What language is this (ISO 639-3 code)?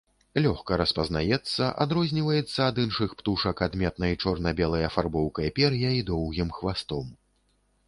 bel